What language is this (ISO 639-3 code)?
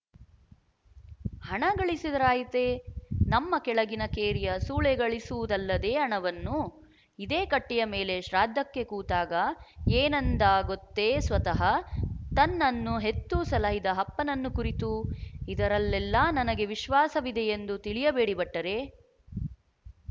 kan